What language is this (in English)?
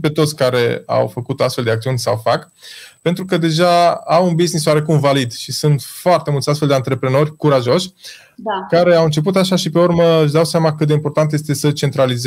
Romanian